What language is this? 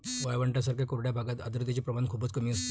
Marathi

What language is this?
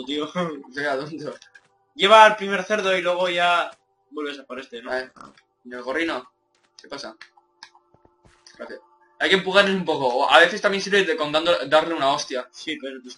Spanish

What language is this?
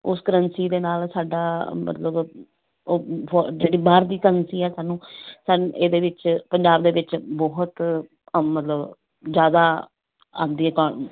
Punjabi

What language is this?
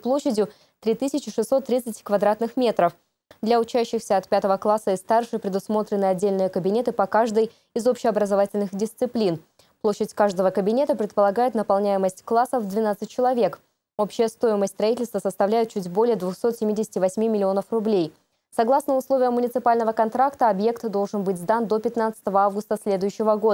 Russian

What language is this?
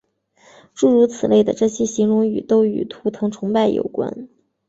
Chinese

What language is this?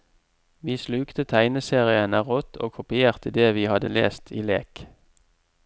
Norwegian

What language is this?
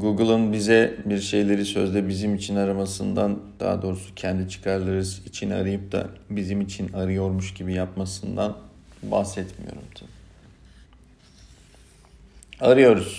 Turkish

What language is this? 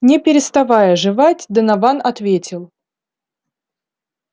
Russian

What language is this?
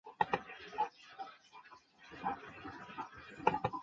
Chinese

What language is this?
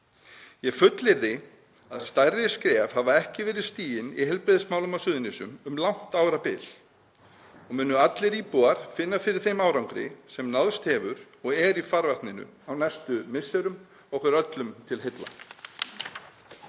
Icelandic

